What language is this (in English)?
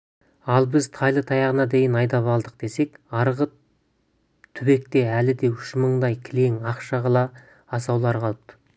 Kazakh